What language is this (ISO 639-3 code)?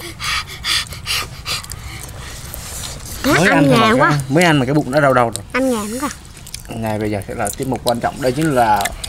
vie